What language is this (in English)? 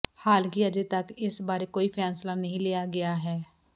Punjabi